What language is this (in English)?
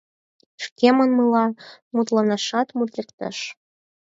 Mari